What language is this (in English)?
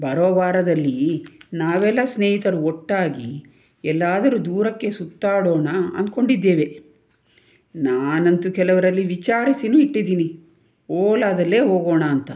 Kannada